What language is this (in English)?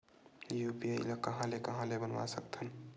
Chhattisgarhi